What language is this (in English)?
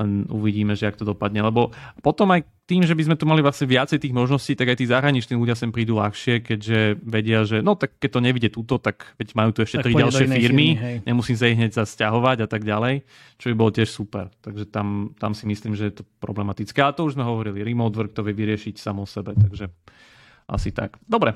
Slovak